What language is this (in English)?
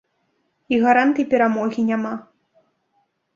Belarusian